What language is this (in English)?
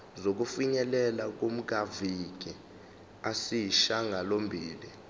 Zulu